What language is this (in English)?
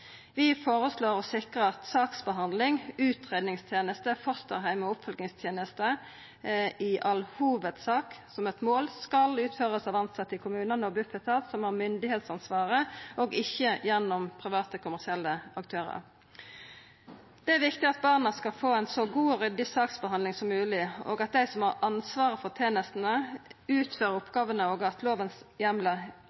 Norwegian Nynorsk